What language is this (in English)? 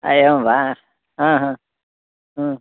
Sanskrit